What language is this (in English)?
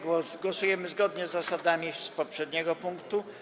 Polish